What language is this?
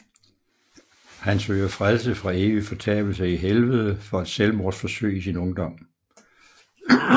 Danish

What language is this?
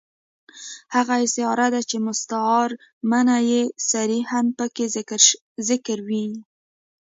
Pashto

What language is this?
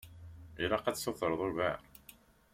Kabyle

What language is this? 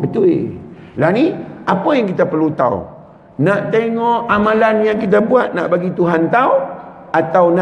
Malay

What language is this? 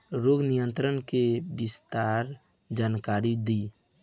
Bhojpuri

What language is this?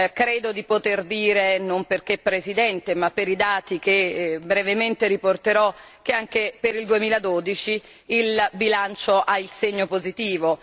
Italian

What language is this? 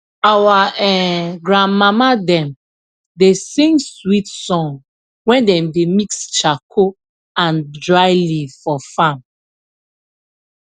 Nigerian Pidgin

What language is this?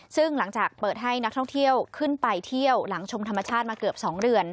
Thai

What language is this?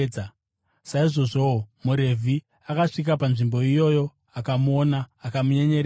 Shona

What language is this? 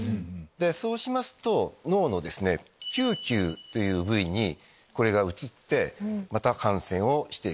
Japanese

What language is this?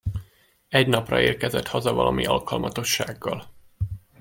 Hungarian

